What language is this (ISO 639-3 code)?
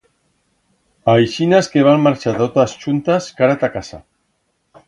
arg